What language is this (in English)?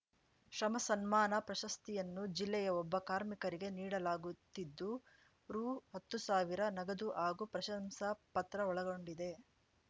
Kannada